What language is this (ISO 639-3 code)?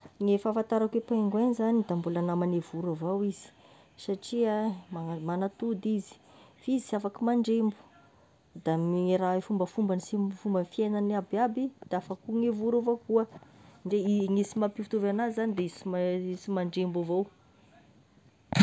tkg